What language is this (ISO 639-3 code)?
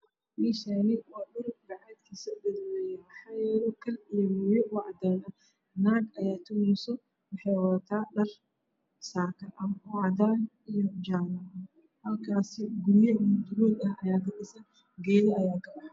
som